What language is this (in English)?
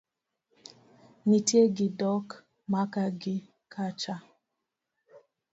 Luo (Kenya and Tanzania)